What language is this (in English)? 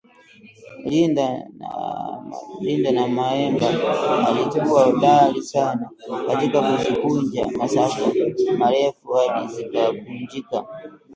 Swahili